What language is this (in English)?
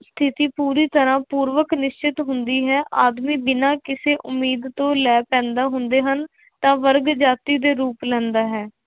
Punjabi